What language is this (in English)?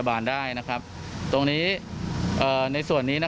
Thai